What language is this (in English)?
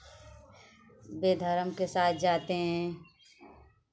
Hindi